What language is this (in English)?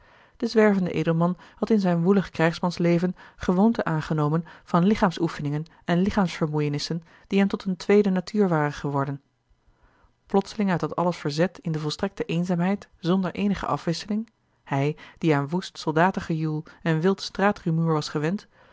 Dutch